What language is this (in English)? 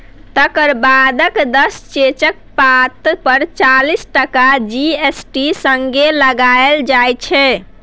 Maithili